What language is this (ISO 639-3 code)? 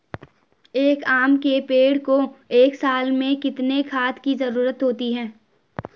hin